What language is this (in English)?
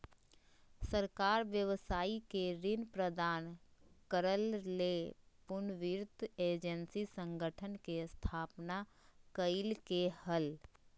Magahi